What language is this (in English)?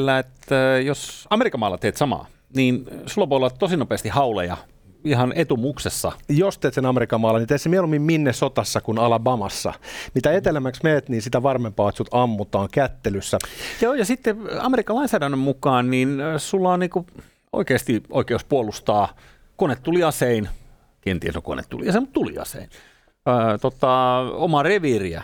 Finnish